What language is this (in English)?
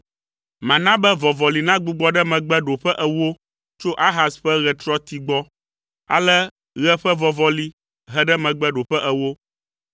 Ewe